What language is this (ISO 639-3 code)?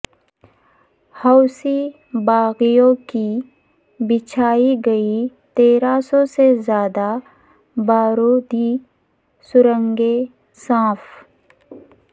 urd